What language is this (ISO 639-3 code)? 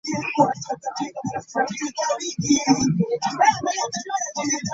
lug